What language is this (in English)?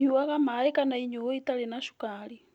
Kikuyu